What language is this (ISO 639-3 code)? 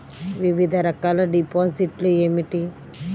tel